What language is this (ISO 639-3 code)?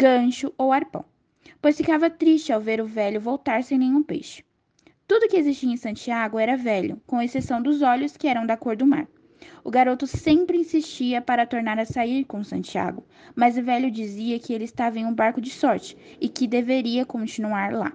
por